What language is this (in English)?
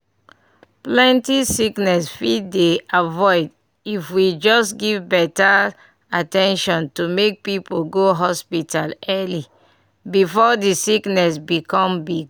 Nigerian Pidgin